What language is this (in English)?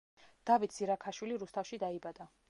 Georgian